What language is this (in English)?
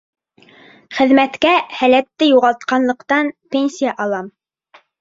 Bashkir